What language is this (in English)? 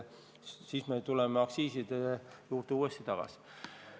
Estonian